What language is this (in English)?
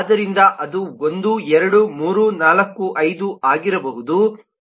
Kannada